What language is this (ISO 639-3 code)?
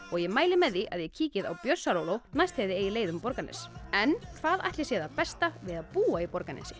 isl